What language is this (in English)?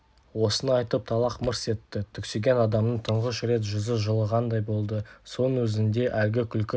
Kazakh